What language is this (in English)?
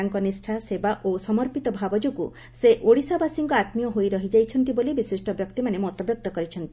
Odia